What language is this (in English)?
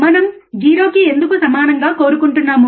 Telugu